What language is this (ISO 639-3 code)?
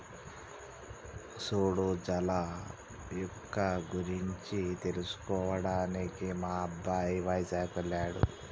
tel